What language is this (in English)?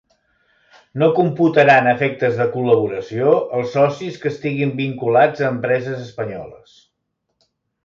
Catalan